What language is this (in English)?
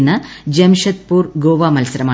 Malayalam